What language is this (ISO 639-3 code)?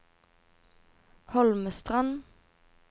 nor